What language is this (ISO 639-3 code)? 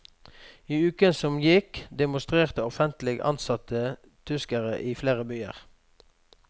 nor